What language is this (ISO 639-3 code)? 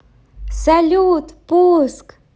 rus